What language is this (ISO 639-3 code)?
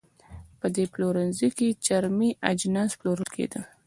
pus